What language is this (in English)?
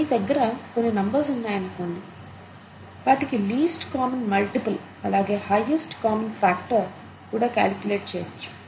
Telugu